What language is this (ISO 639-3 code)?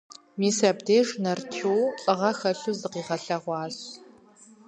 kbd